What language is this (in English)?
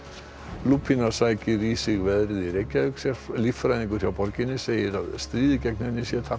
Icelandic